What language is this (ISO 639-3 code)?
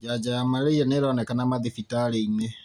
kik